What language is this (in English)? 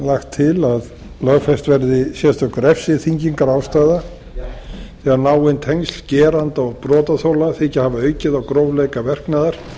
Icelandic